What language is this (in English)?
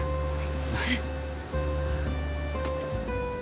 Japanese